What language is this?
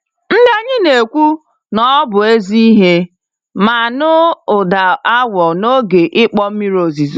Igbo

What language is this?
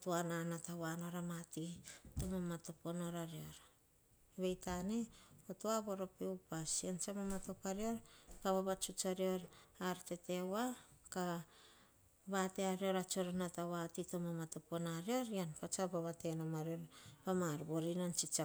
Hahon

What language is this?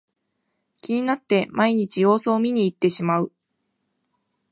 Japanese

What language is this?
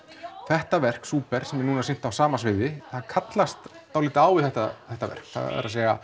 Icelandic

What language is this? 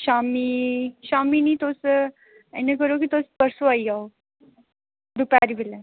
Dogri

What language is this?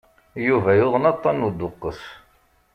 Kabyle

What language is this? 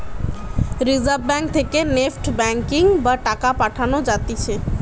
Bangla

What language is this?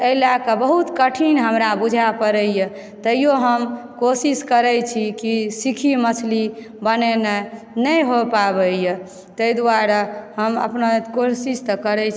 Maithili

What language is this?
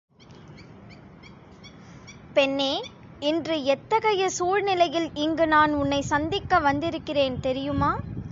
Tamil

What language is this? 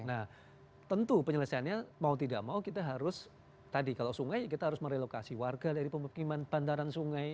Indonesian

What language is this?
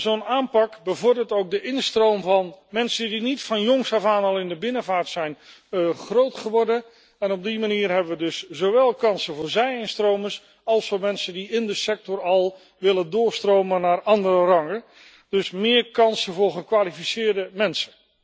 Dutch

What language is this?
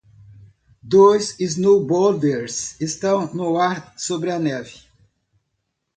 Portuguese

